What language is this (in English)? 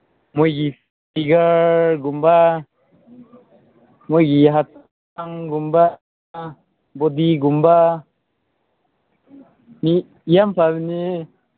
Manipuri